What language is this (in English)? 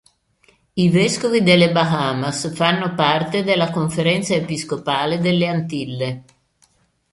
Italian